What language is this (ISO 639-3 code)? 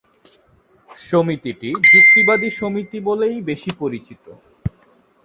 ben